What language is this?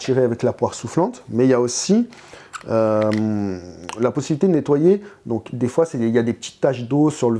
French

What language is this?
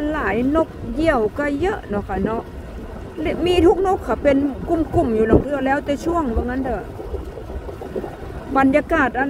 Thai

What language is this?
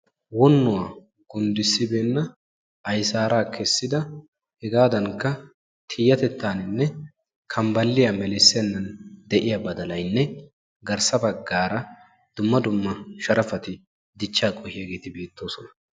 Wolaytta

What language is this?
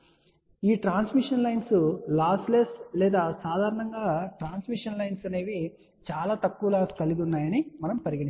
Telugu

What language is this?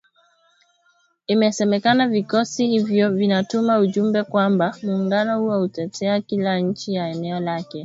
Swahili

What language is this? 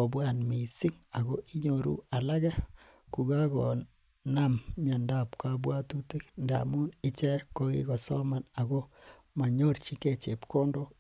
Kalenjin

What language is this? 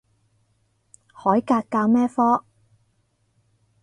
Cantonese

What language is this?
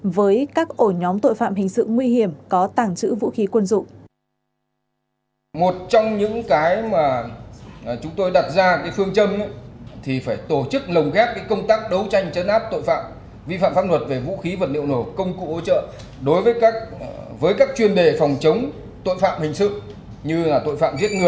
Vietnamese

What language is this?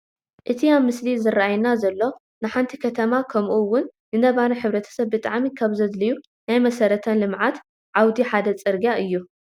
Tigrinya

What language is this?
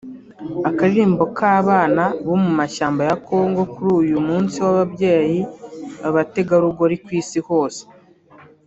Kinyarwanda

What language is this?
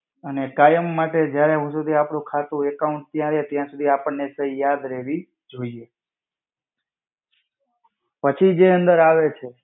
Gujarati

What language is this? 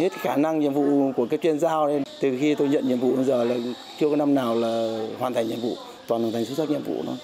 Vietnamese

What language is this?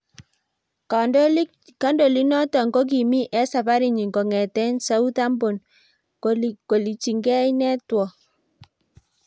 Kalenjin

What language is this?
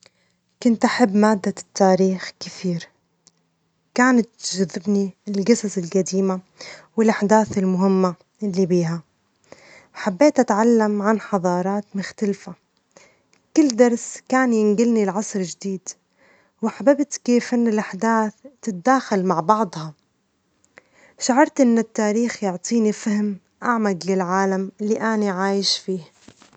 Omani Arabic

